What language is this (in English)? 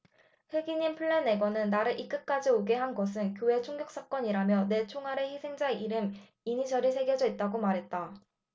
Korean